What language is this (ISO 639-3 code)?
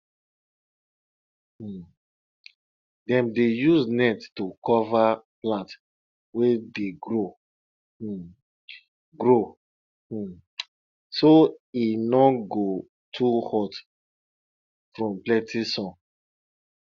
pcm